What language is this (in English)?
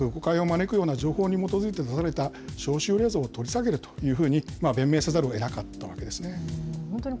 Japanese